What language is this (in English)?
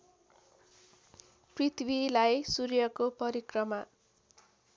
Nepali